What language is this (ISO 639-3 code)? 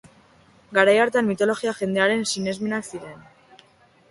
eus